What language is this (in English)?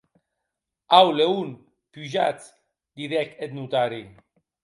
Occitan